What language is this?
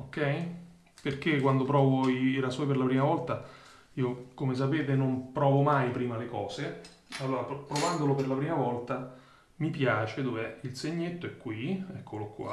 Italian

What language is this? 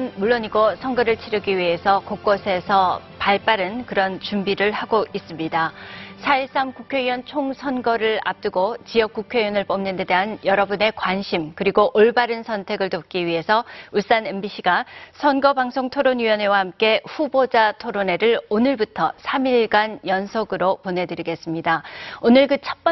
Korean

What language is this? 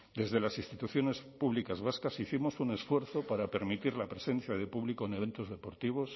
Spanish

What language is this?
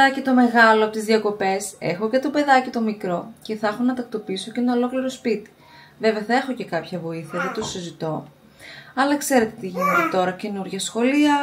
Greek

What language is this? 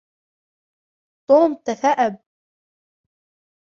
Arabic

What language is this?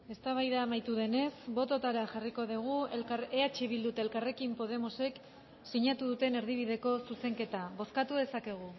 Basque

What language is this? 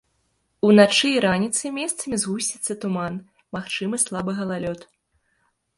Belarusian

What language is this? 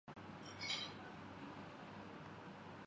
Urdu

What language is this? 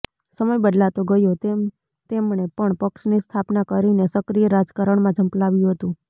Gujarati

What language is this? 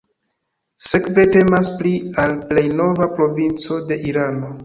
Esperanto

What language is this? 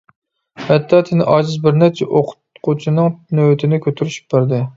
Uyghur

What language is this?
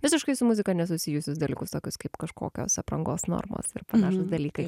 Lithuanian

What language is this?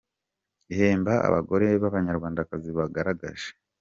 Kinyarwanda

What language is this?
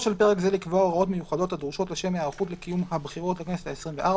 Hebrew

